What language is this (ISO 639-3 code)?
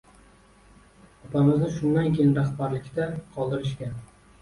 uzb